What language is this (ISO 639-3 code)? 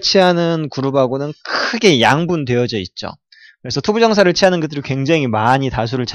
kor